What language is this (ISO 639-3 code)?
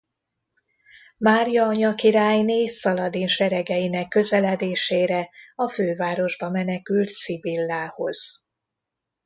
hun